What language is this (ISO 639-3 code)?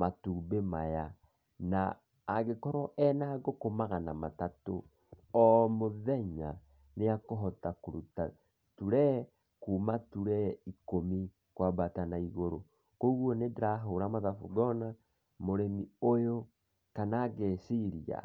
kik